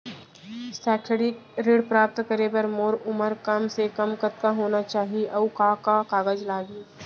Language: Chhattisgarhi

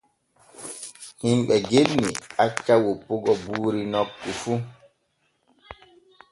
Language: Borgu Fulfulde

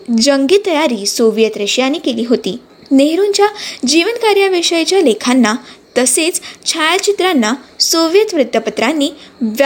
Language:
Marathi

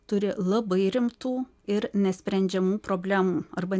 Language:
Lithuanian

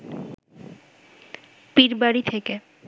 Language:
Bangla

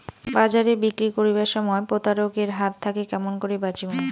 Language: Bangla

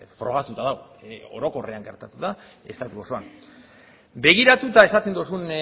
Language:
Basque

